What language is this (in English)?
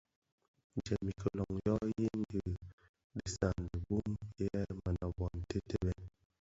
Bafia